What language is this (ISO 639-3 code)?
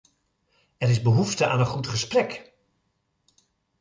nld